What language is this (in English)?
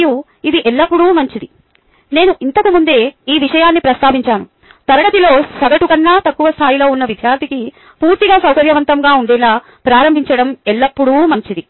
Telugu